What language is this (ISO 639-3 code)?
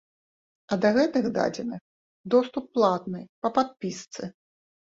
bel